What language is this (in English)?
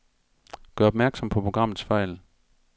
Danish